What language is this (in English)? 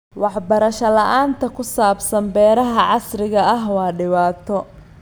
Somali